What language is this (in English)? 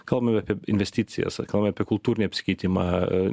Lithuanian